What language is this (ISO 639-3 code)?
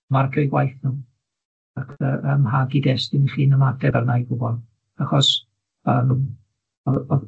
cym